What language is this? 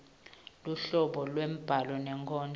Swati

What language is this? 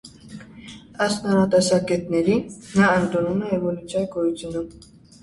Armenian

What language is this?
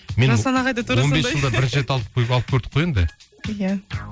Kazakh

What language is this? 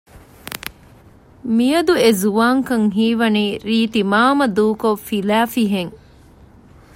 Divehi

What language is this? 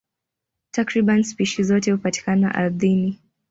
Swahili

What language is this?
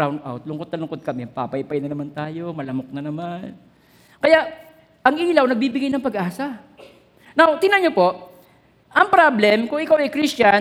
Filipino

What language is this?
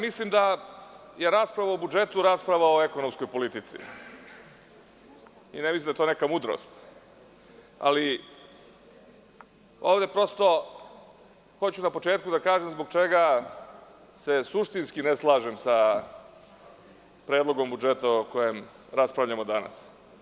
Serbian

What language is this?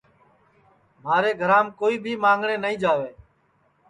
Sansi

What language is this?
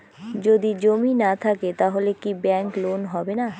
Bangla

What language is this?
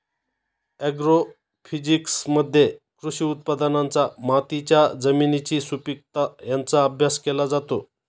Marathi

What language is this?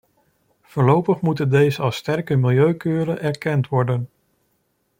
Dutch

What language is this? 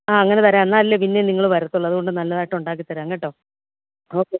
Malayalam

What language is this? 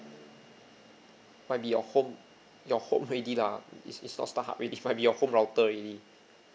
English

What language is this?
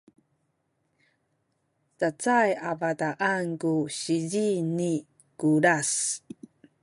Sakizaya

